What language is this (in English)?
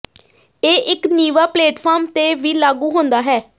Punjabi